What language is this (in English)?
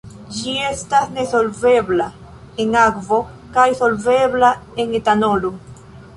Esperanto